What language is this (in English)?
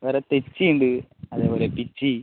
Malayalam